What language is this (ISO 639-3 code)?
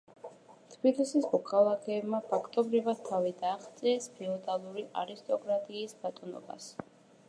kat